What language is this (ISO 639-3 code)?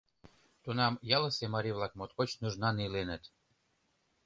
chm